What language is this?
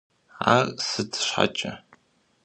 Kabardian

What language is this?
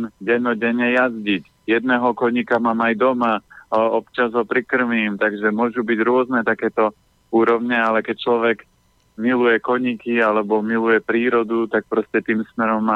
Slovak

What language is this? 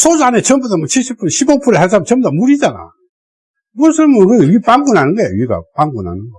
Korean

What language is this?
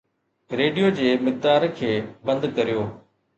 Sindhi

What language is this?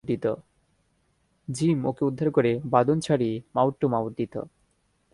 Bangla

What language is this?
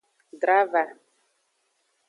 Aja (Benin)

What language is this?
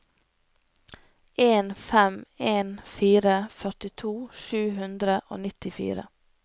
Norwegian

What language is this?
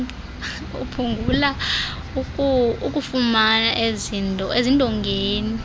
Xhosa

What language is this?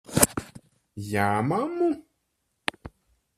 Latvian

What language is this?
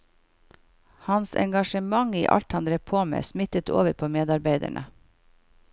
Norwegian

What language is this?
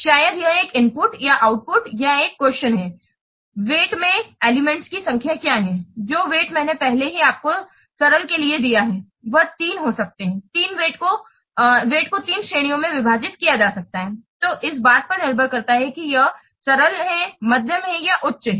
Hindi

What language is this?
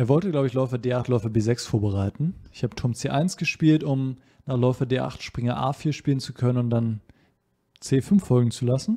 German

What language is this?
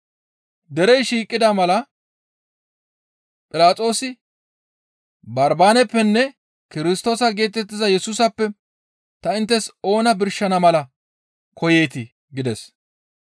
Gamo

